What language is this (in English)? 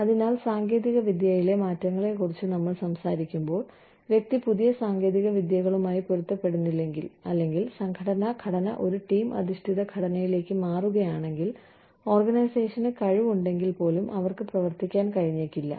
Malayalam